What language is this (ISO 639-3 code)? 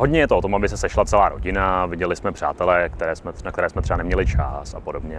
ces